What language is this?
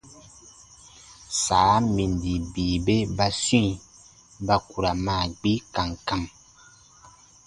Baatonum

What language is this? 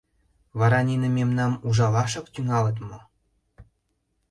Mari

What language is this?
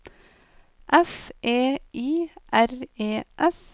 Norwegian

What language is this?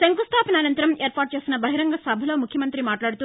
Telugu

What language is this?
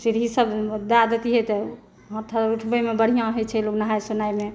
Maithili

